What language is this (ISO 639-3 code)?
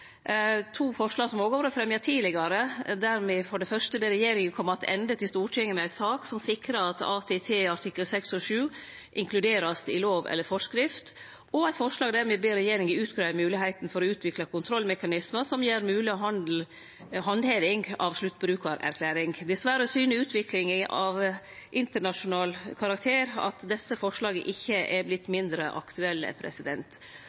nno